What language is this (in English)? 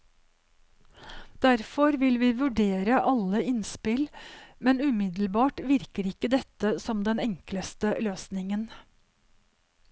Norwegian